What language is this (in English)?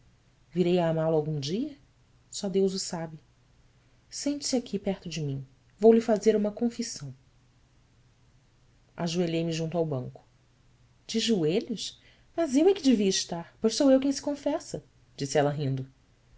Portuguese